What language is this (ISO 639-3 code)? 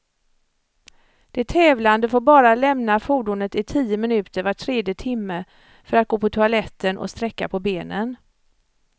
swe